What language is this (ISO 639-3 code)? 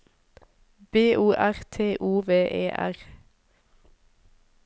nor